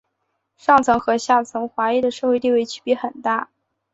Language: Chinese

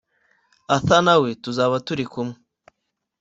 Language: Kinyarwanda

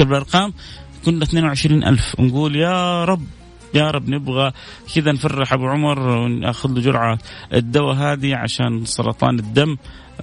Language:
Arabic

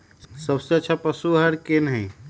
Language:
Magahi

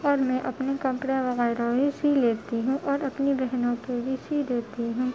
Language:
Urdu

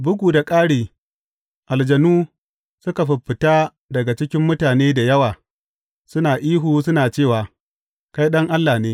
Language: Hausa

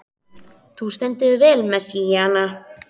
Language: Icelandic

